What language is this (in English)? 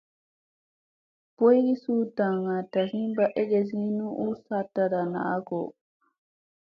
Musey